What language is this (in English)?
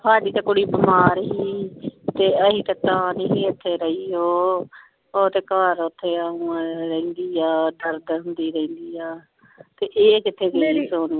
Punjabi